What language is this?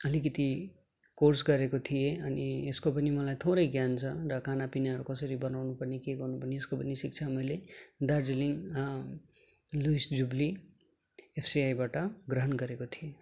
Nepali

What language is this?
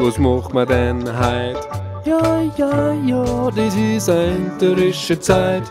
Dutch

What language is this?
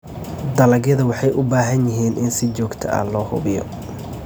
Somali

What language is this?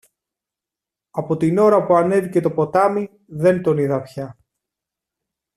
Greek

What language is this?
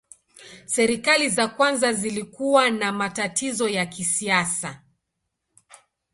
Swahili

